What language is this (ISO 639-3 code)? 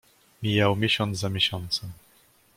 pol